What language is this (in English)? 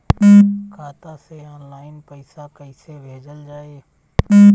Bhojpuri